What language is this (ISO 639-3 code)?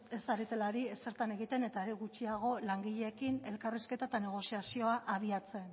eus